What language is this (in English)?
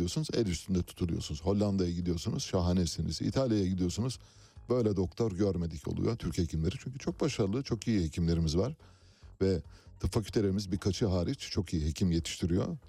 Turkish